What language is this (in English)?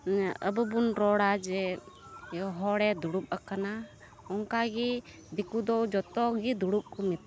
Santali